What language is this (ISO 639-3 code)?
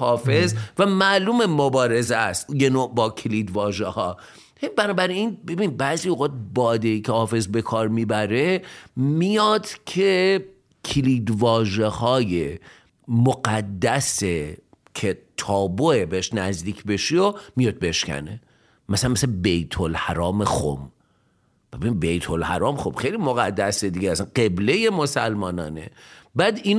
fas